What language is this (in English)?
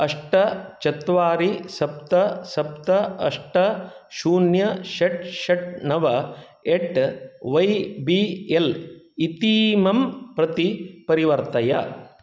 Sanskrit